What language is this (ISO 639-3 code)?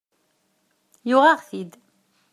kab